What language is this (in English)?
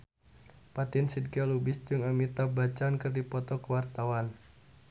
Sundanese